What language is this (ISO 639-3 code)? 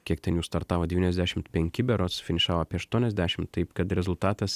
lit